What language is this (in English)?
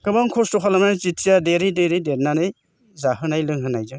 Bodo